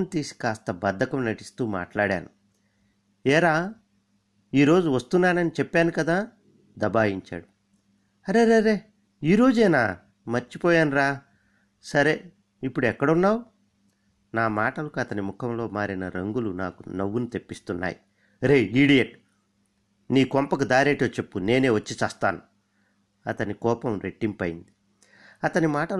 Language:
Telugu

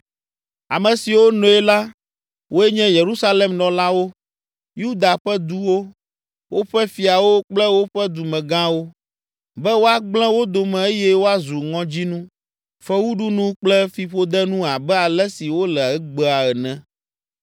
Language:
Ewe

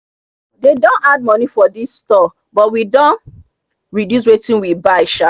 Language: Nigerian Pidgin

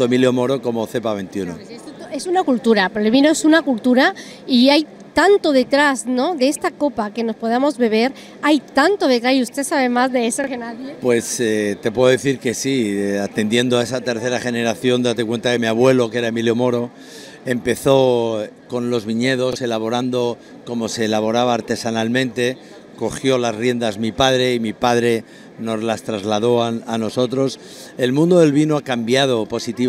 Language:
Spanish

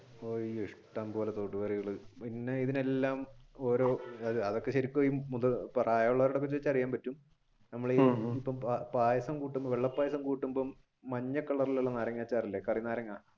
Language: Malayalam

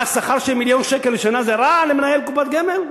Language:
Hebrew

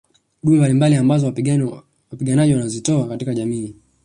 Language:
Swahili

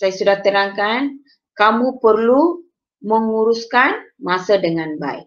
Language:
Malay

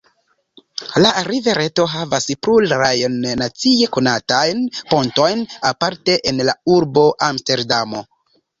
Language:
Esperanto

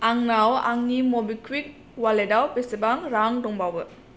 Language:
Bodo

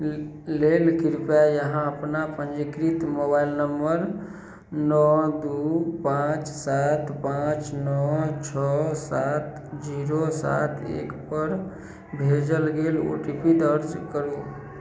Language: Maithili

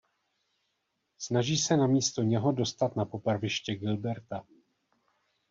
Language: Czech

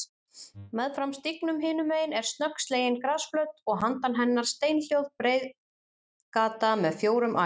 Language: Icelandic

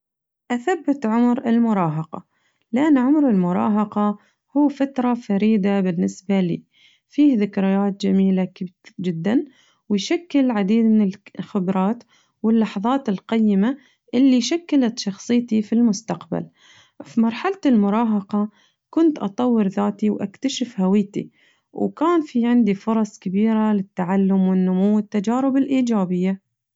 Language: Najdi Arabic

